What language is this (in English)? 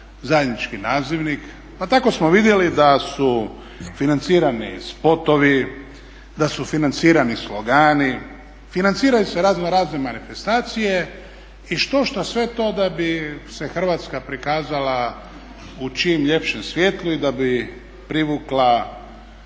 Croatian